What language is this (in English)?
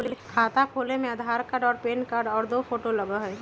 Magahi